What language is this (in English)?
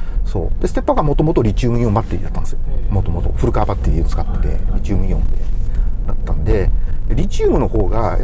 Japanese